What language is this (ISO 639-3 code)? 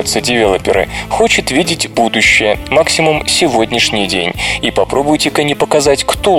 rus